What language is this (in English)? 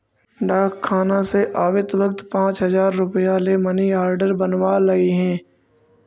Magahi